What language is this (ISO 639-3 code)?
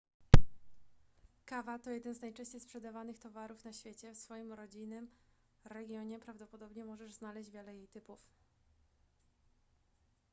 pol